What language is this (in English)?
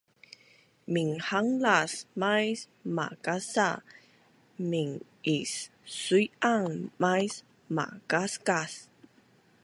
Bunun